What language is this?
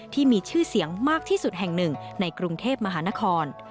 Thai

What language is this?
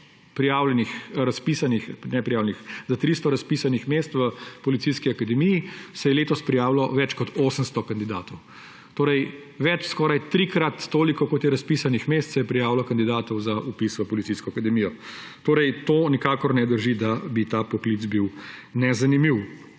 Slovenian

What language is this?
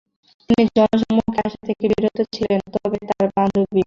Bangla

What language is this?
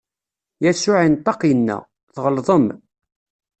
Kabyle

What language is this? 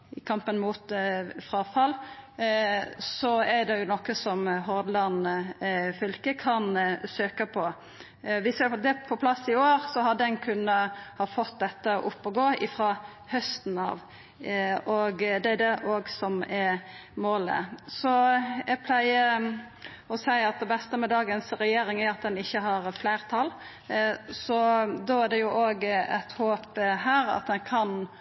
Norwegian Nynorsk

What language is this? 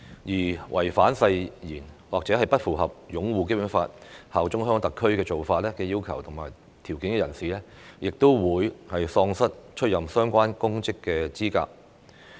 Cantonese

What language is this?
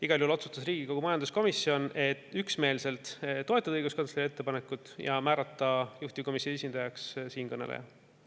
Estonian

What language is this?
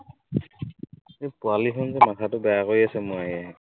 Assamese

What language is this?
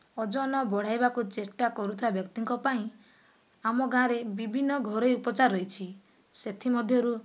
Odia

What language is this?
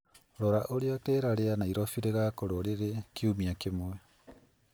Kikuyu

